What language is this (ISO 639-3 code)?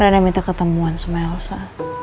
ind